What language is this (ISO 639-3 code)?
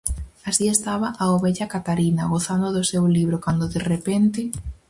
glg